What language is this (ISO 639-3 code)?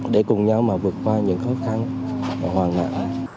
vie